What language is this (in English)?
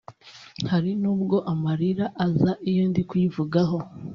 Kinyarwanda